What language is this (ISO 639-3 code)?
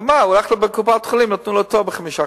heb